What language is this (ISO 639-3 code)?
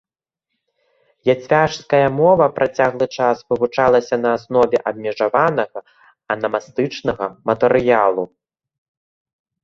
bel